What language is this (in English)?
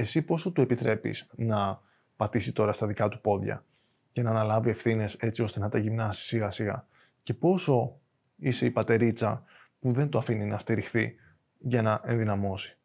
Greek